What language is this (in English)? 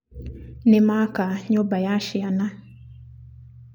Kikuyu